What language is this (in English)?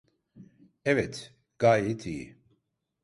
Turkish